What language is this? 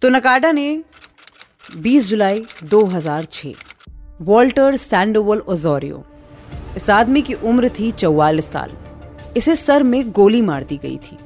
Hindi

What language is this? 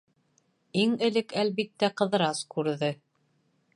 Bashkir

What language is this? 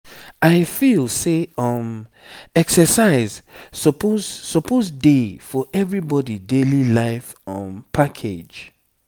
Nigerian Pidgin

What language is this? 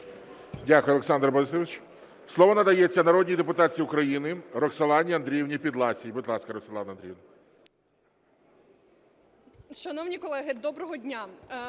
Ukrainian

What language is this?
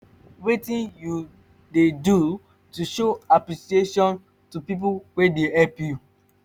Nigerian Pidgin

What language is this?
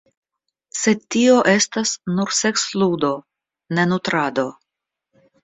Esperanto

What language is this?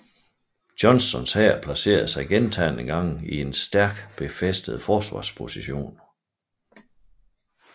Danish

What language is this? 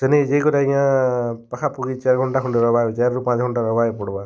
Odia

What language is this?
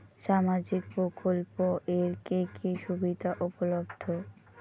Bangla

